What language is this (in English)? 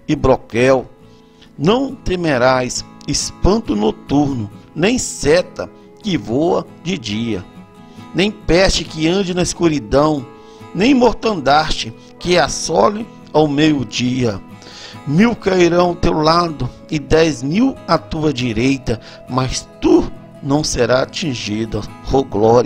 Portuguese